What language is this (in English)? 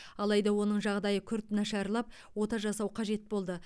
Kazakh